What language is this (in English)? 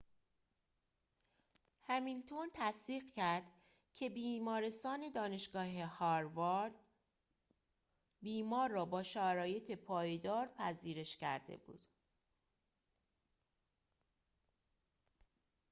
Persian